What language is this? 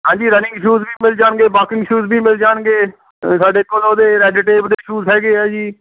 Punjabi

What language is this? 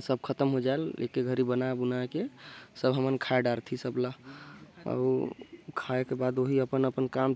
Korwa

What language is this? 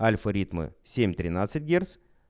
Russian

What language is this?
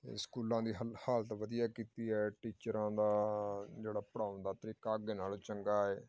Punjabi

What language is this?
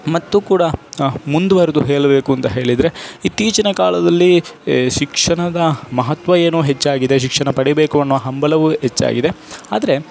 Kannada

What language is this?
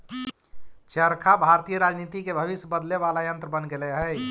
Magahi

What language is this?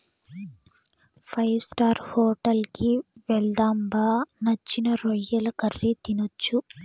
Telugu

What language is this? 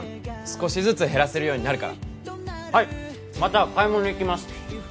Japanese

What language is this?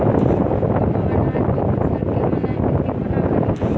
Maithili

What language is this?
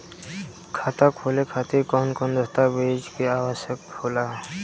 Bhojpuri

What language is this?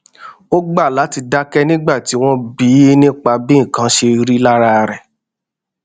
Yoruba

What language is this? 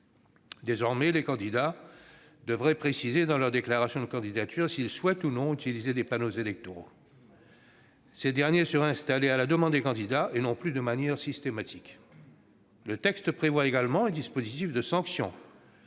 French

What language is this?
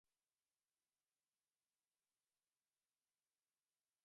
Slovenian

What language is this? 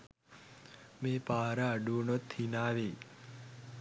Sinhala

